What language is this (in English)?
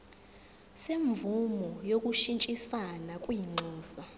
Zulu